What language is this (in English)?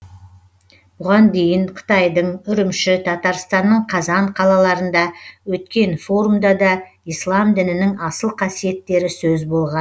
Kazakh